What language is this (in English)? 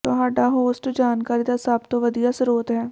Punjabi